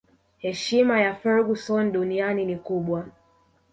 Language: Swahili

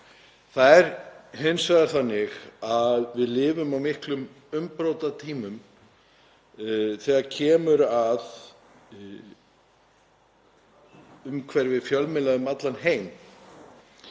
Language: Icelandic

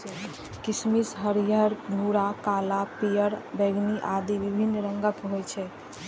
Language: Maithili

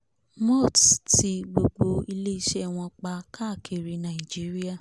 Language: Yoruba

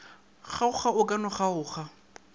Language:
Northern Sotho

